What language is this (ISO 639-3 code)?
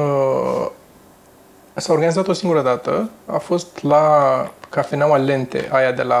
ron